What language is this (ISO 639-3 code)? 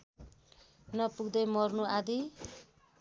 nep